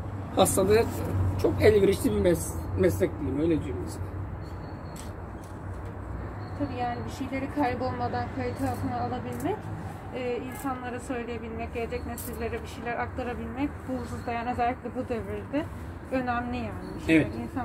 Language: Turkish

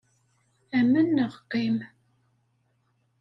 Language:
Kabyle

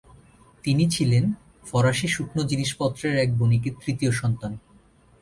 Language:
Bangla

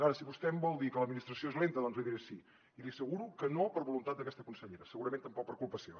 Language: Catalan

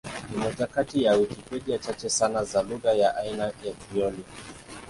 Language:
Swahili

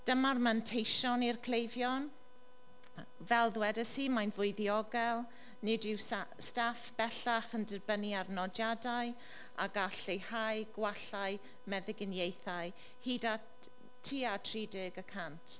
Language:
Welsh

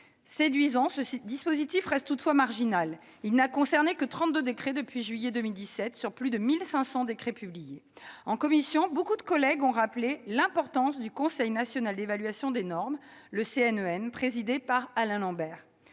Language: French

